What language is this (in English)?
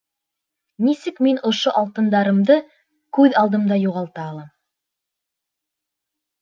Bashkir